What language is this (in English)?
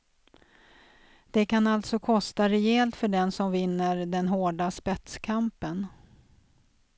Swedish